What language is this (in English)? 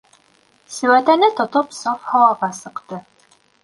Bashkir